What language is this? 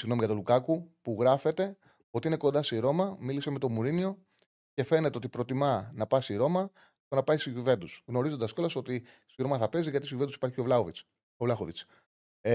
Greek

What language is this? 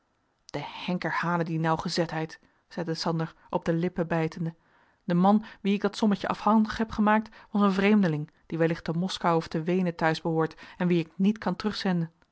Dutch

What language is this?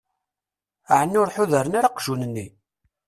Kabyle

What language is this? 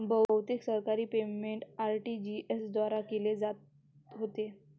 Marathi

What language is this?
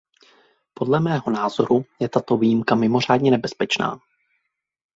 Czech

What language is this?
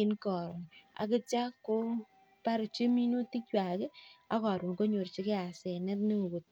Kalenjin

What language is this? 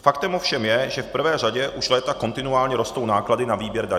Czech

